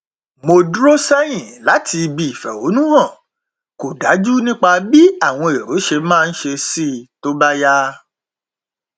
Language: Yoruba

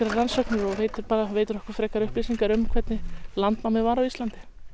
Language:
Icelandic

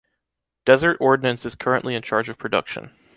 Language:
English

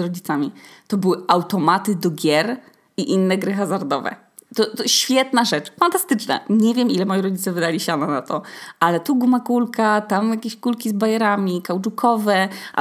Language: Polish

